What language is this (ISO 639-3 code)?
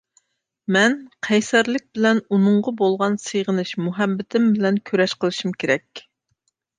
uig